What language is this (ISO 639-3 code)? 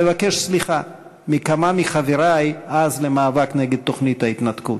heb